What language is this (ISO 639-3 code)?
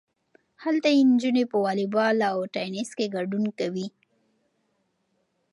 pus